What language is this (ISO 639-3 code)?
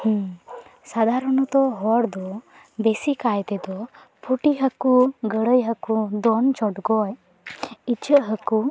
sat